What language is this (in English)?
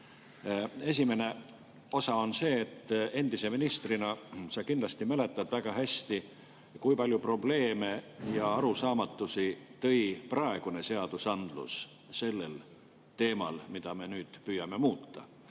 Estonian